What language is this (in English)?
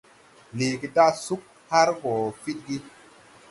Tupuri